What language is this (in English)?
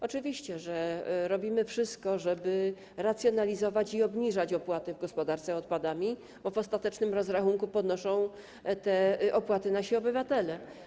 Polish